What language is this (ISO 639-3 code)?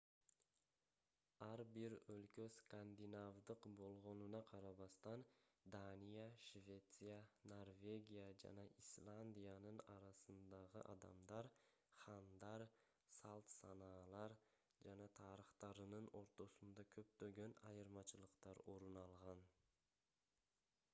kir